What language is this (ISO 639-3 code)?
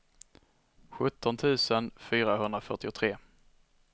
swe